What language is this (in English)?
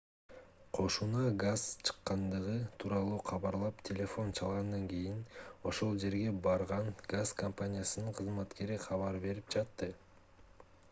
Kyrgyz